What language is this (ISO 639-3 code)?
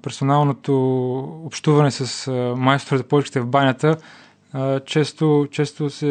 bul